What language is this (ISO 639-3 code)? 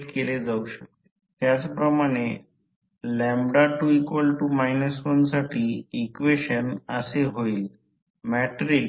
mar